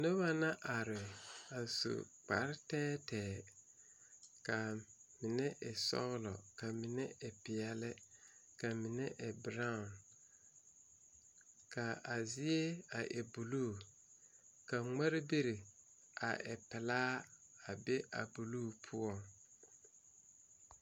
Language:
Southern Dagaare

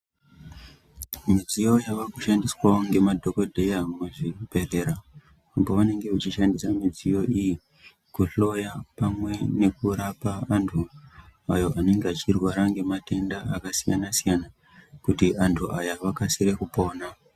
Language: Ndau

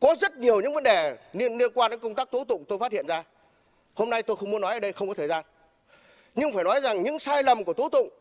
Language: Vietnamese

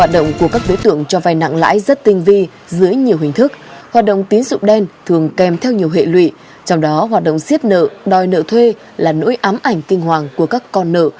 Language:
Vietnamese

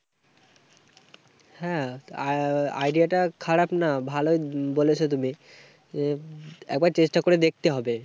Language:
Bangla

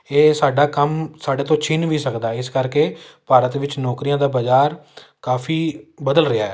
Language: Punjabi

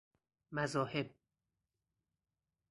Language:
Persian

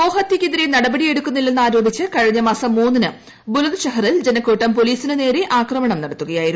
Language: Malayalam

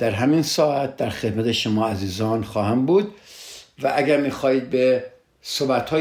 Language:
Persian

